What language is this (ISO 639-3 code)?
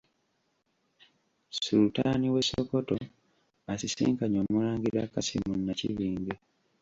lug